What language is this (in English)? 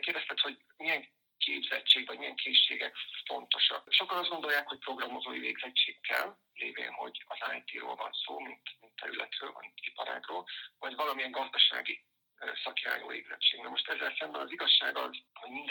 Hungarian